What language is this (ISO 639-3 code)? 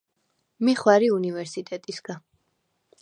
sva